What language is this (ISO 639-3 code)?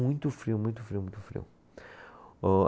por